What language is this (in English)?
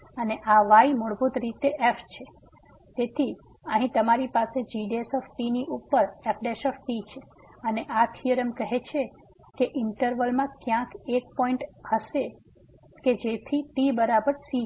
Gujarati